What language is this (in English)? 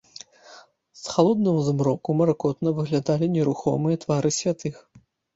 Belarusian